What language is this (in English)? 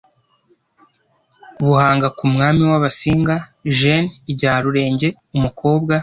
Kinyarwanda